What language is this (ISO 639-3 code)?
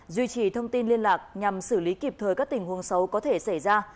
vie